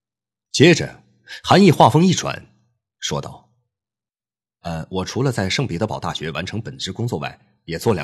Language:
Chinese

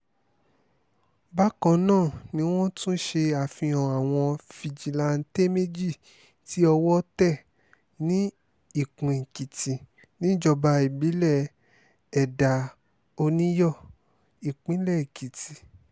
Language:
Yoruba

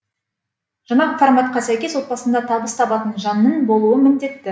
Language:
Kazakh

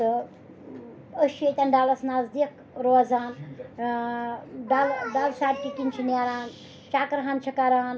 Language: Kashmiri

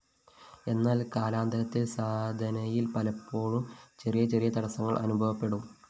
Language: Malayalam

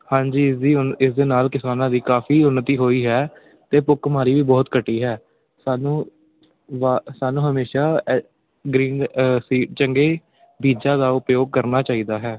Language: Punjabi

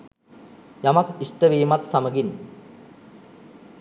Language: Sinhala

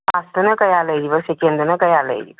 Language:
Manipuri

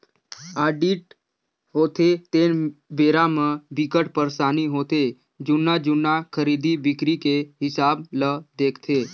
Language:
Chhattisgarhi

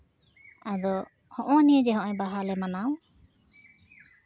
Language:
Santali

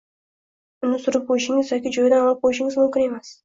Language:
Uzbek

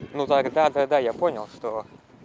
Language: Russian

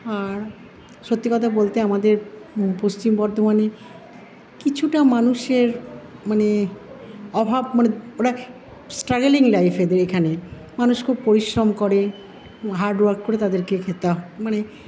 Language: Bangla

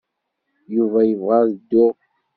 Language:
Kabyle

